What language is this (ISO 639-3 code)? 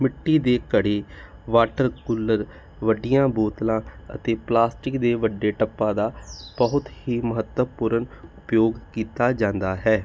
pan